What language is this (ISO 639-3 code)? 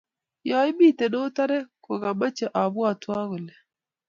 kln